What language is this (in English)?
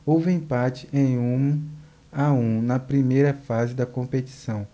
Portuguese